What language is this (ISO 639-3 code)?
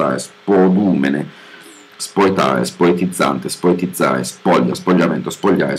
ita